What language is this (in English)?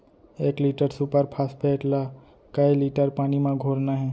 Chhattisgarhi